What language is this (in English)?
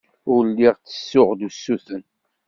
Kabyle